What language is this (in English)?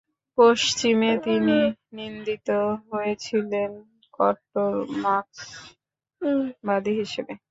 Bangla